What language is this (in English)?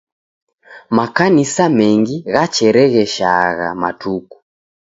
Taita